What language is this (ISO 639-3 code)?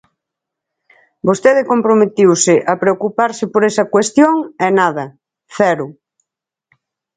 glg